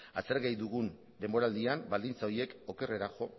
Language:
Basque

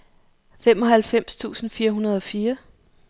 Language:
Danish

